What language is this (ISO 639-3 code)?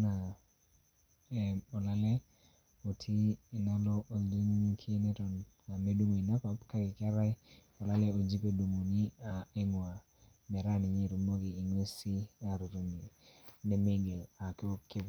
mas